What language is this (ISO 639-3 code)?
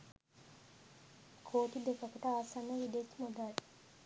sin